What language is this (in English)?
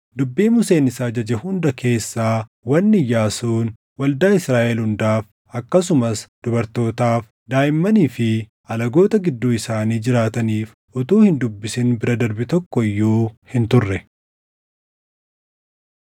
Oromo